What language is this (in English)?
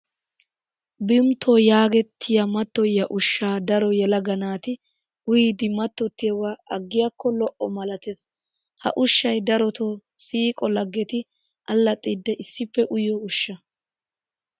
Wolaytta